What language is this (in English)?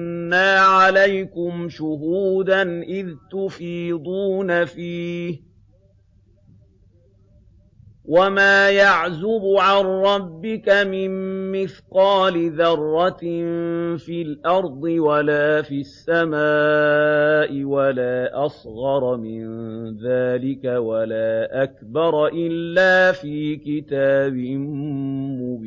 Arabic